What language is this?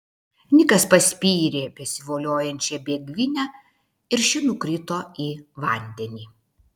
Lithuanian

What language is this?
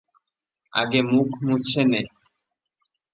Bangla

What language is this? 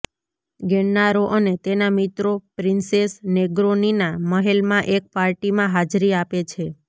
Gujarati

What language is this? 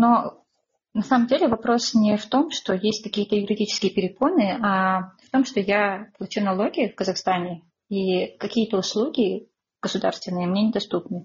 Russian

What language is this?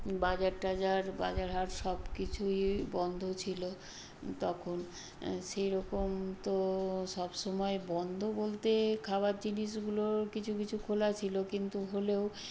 Bangla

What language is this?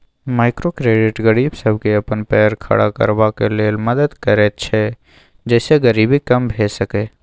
Maithili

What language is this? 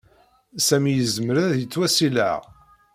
Kabyle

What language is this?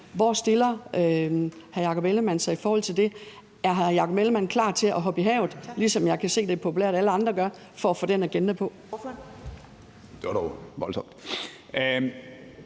Danish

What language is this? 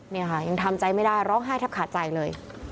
Thai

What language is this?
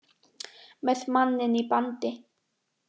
Icelandic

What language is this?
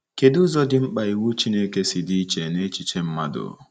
Igbo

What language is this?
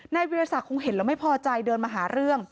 Thai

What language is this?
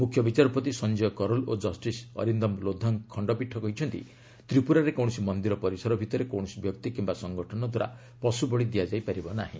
Odia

